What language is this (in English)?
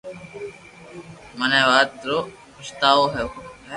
Loarki